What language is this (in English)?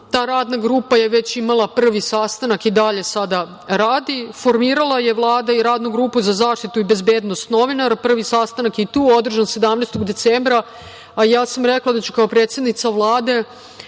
Serbian